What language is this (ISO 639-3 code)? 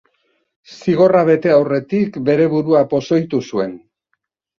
eus